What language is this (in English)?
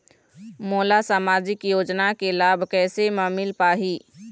Chhattisgarhi